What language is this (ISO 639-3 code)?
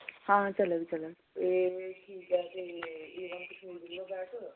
doi